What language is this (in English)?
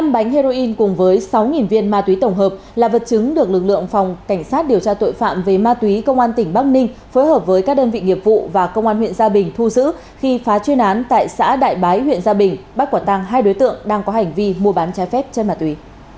Vietnamese